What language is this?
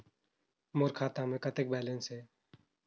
Chhattisgarhi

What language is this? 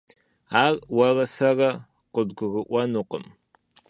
Kabardian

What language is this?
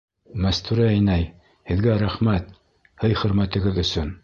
Bashkir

